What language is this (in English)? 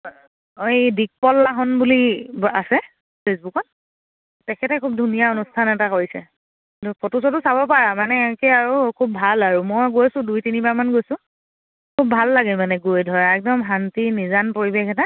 Assamese